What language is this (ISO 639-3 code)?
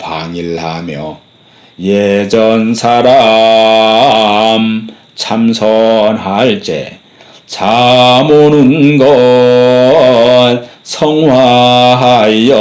kor